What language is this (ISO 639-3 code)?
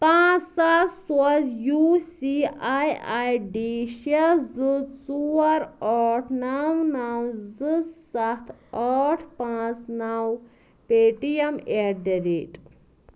kas